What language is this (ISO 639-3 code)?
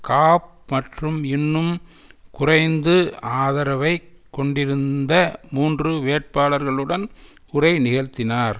tam